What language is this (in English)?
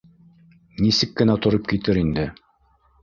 Bashkir